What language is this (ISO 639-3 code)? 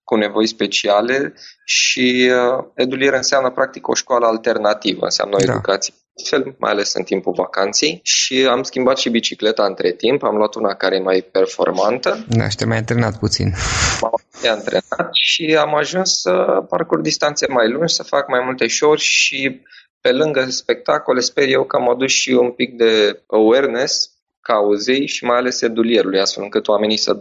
ron